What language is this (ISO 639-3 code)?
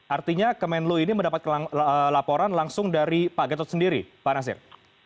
ind